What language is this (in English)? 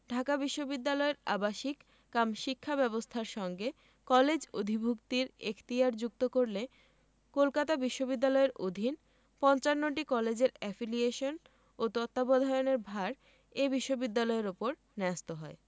Bangla